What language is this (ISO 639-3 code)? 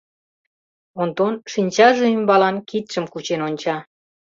chm